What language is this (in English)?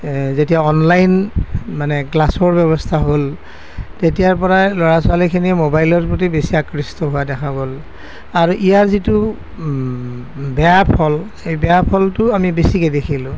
Assamese